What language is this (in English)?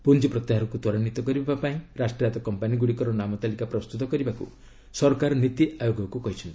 Odia